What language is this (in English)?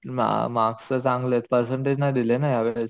Marathi